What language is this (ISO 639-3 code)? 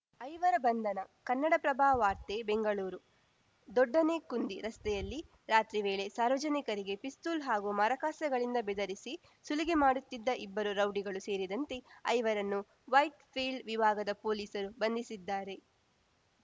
kan